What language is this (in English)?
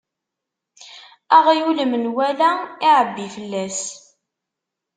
Kabyle